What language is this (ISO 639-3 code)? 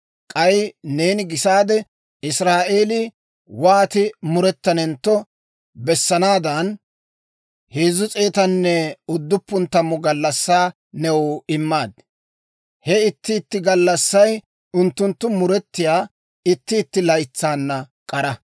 dwr